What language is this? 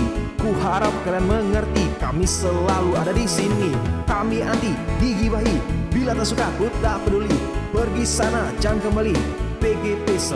Indonesian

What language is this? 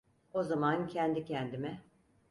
Turkish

